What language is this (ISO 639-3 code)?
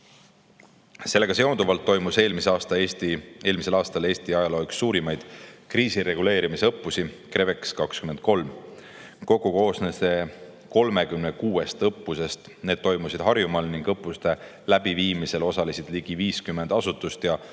est